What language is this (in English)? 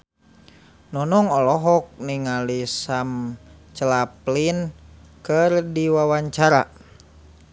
Sundanese